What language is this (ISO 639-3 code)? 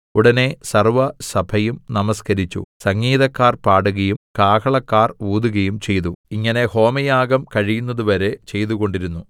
mal